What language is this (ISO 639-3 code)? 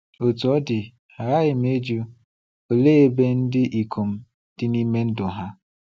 ibo